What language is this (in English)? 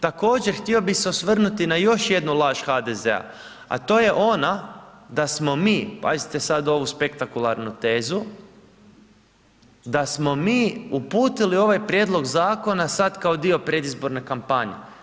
Croatian